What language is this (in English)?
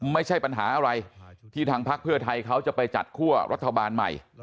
Thai